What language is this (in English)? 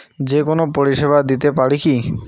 Bangla